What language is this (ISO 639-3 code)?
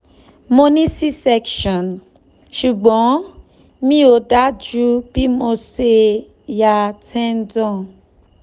yor